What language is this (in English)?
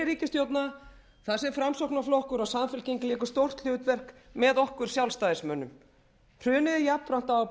Icelandic